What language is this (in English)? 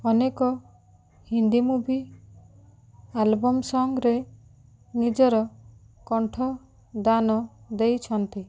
Odia